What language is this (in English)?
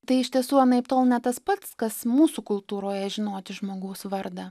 Lithuanian